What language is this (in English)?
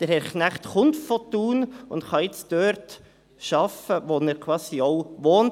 Swiss German